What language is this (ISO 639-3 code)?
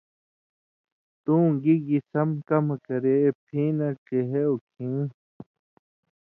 mvy